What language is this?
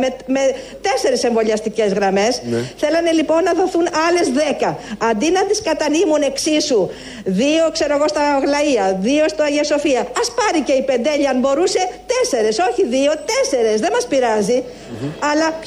Greek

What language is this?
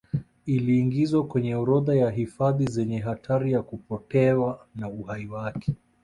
Swahili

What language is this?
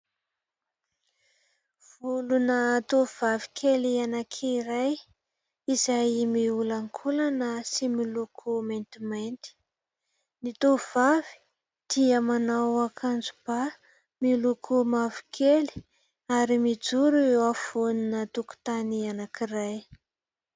Malagasy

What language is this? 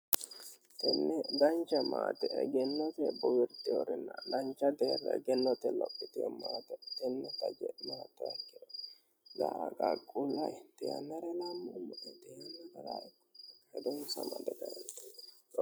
Sidamo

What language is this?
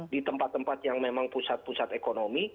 Indonesian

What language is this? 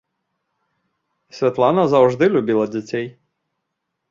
Belarusian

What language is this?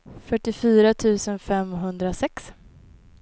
Swedish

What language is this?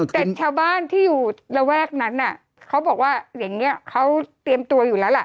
Thai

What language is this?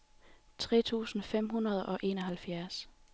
Danish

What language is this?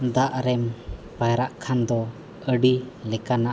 Santali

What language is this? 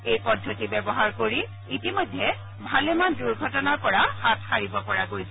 Assamese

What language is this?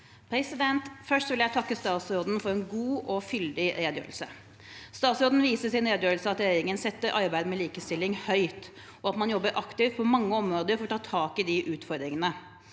Norwegian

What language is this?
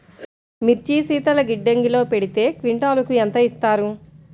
Telugu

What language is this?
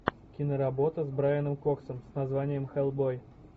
Russian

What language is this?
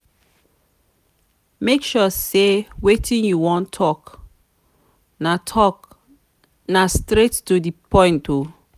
Nigerian Pidgin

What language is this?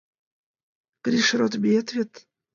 Mari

